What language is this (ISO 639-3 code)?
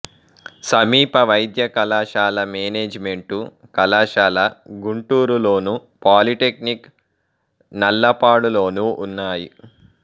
tel